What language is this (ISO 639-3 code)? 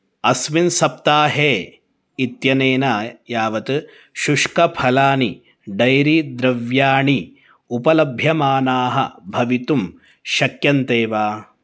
san